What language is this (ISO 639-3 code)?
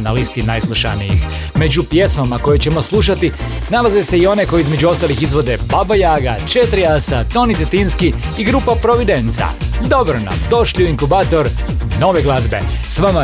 hrv